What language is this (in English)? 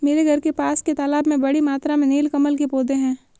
Hindi